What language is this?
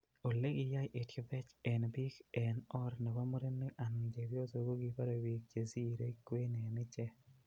Kalenjin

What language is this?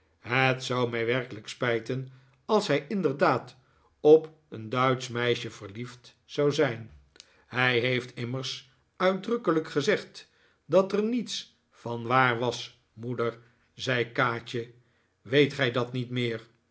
Dutch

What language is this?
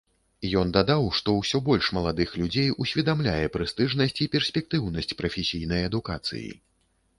Belarusian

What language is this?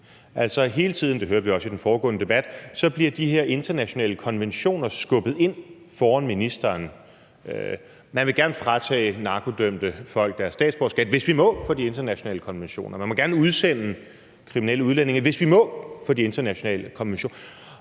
Danish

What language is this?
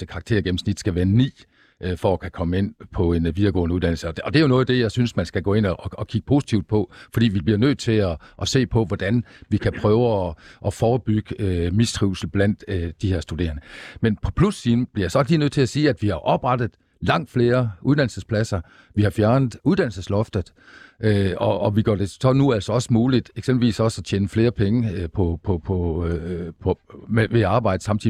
Danish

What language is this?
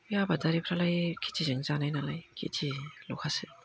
Bodo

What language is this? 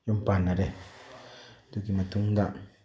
Manipuri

